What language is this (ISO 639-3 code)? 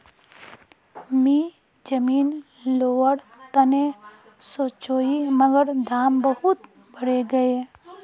mag